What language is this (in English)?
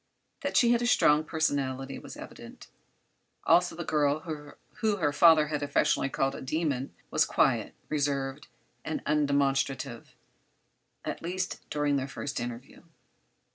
English